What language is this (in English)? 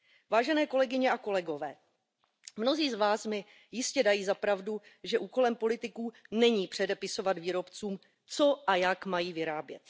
Czech